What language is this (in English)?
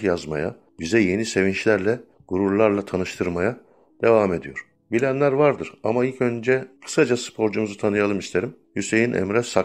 Turkish